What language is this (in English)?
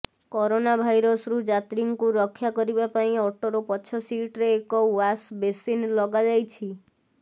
Odia